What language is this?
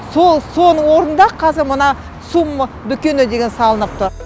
Kazakh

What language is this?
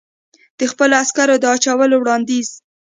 Pashto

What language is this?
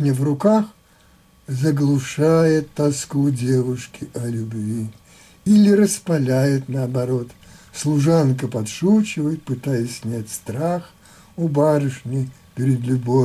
Russian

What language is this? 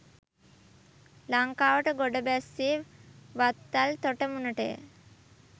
Sinhala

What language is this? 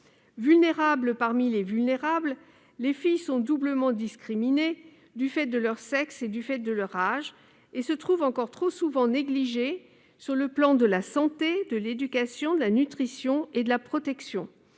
French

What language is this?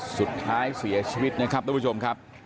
Thai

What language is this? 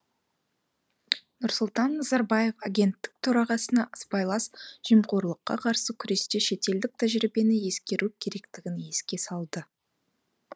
Kazakh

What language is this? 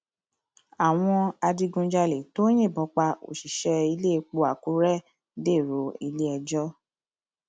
Yoruba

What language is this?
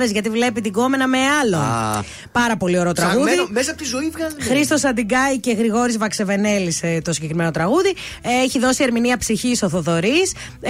Greek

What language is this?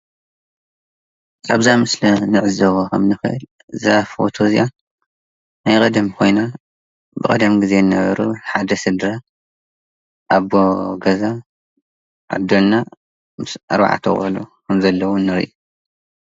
Tigrinya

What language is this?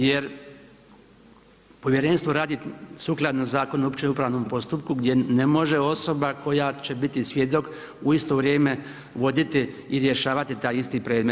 Croatian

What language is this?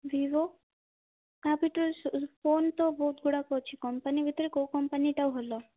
Odia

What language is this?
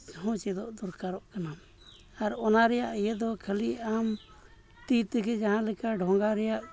Santali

